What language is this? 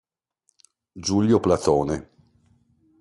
Italian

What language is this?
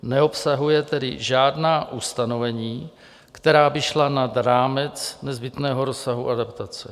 Czech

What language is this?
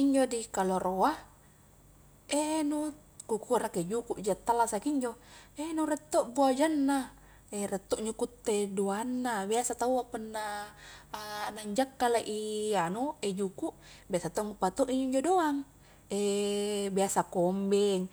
Highland Konjo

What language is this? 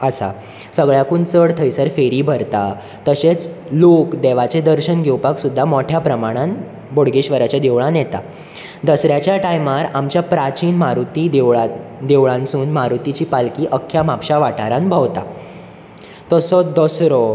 Konkani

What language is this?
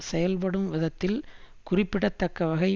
Tamil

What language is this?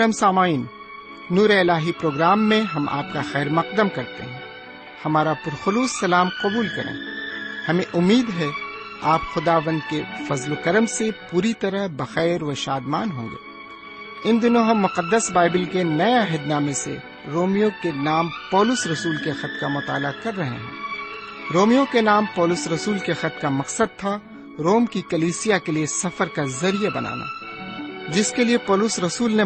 Urdu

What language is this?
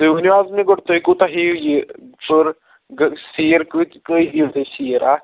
Kashmiri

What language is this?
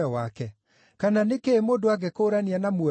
Kikuyu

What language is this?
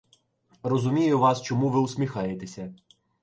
Ukrainian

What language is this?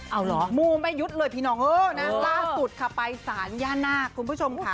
Thai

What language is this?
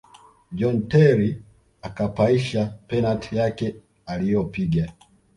Swahili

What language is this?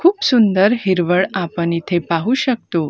Marathi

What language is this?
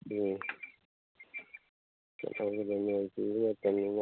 Manipuri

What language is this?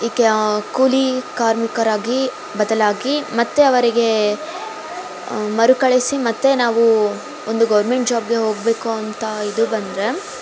Kannada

